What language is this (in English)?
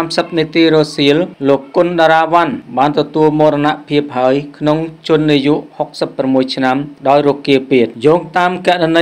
Thai